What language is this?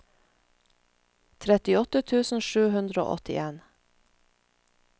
Norwegian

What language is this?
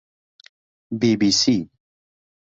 Central Kurdish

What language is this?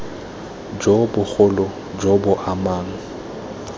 Tswana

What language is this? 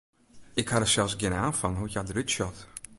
Western Frisian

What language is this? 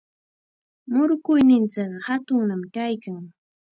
Chiquián Ancash Quechua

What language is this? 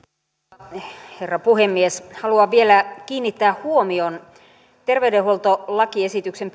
Finnish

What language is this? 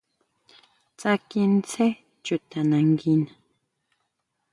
Huautla Mazatec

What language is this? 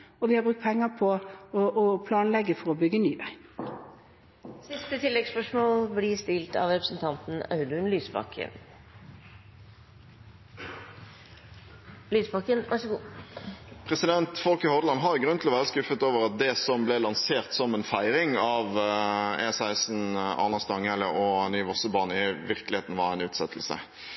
Norwegian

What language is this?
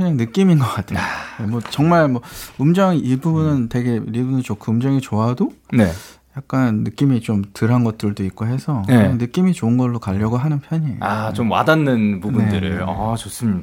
Korean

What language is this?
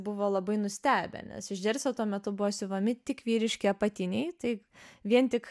Lithuanian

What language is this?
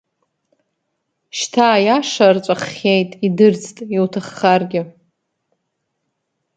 Abkhazian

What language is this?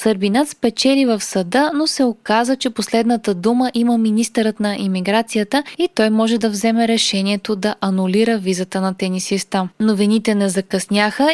Bulgarian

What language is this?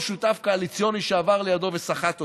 Hebrew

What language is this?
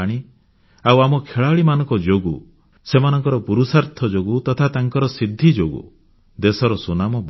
Odia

